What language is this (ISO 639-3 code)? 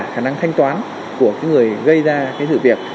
vie